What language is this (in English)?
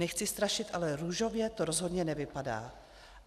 Czech